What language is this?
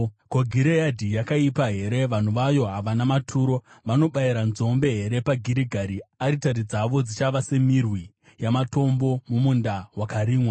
Shona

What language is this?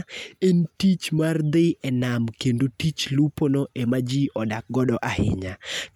Luo (Kenya and Tanzania)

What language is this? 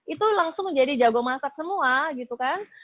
Indonesian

